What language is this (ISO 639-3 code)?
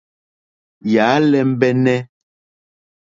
bri